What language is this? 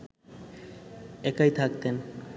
Bangla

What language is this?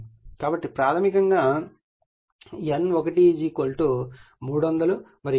Telugu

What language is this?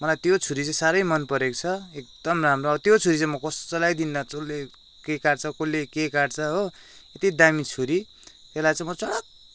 Nepali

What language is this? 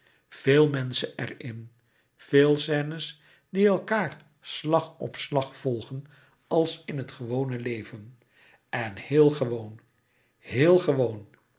Dutch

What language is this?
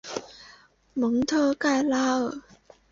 Chinese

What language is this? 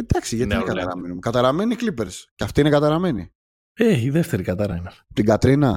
Greek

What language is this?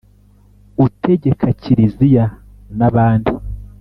Kinyarwanda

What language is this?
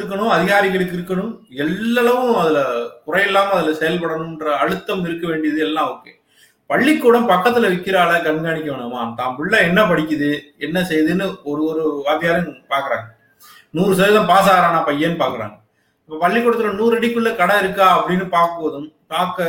Tamil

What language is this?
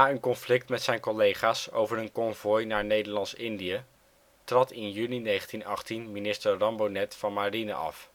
Dutch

